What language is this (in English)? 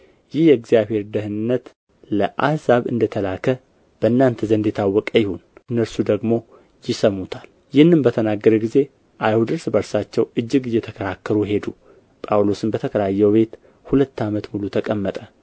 Amharic